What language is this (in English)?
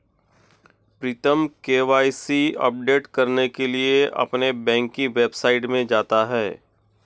Hindi